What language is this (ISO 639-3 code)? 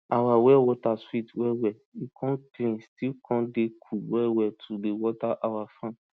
pcm